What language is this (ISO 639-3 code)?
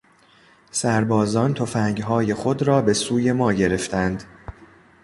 fas